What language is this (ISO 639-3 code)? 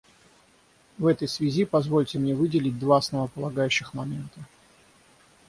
rus